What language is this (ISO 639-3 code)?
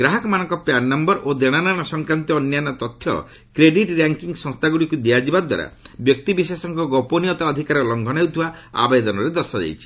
ori